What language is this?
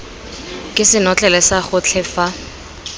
Tswana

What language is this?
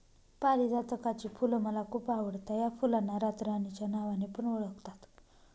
Marathi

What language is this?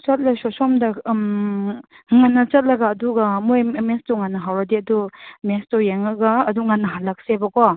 Manipuri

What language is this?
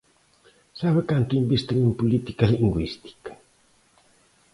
Galician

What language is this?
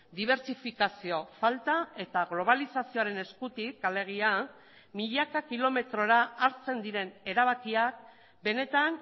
Basque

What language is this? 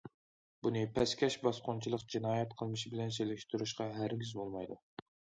Uyghur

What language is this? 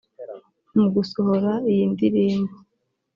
Kinyarwanda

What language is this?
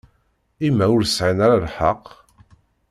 Kabyle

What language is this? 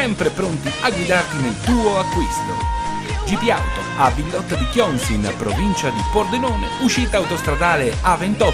Italian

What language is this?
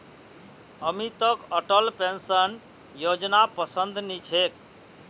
Magahi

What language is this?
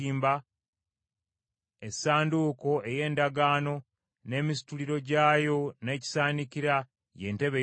Ganda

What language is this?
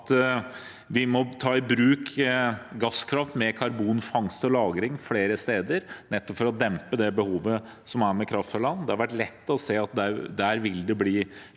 Norwegian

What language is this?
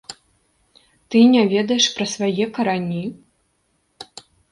Belarusian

